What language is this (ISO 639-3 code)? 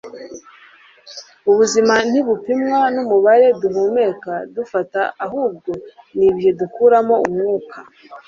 kin